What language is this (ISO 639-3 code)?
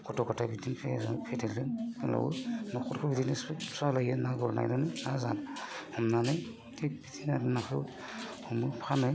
brx